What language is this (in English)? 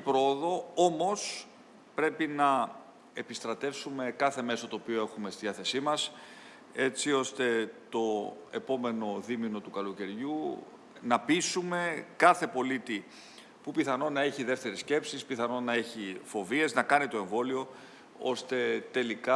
Greek